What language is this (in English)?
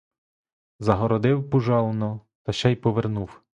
Ukrainian